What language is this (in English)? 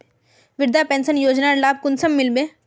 Magahi